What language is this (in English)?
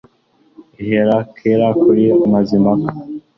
Kinyarwanda